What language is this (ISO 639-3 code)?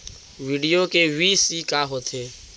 hne